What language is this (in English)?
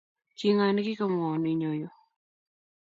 Kalenjin